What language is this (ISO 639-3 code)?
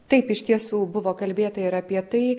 lit